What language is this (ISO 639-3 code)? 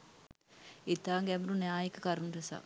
sin